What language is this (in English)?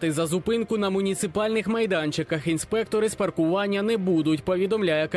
Ukrainian